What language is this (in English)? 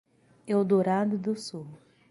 Portuguese